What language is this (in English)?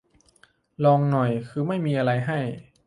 Thai